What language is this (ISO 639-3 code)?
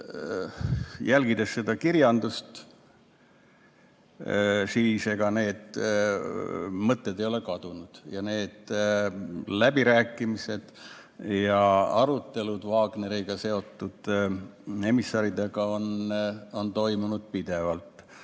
est